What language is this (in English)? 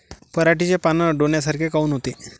Marathi